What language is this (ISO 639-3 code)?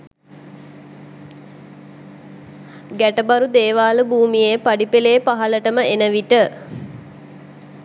sin